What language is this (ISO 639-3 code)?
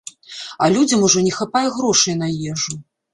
bel